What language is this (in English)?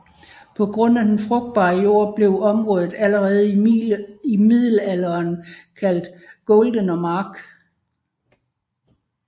Danish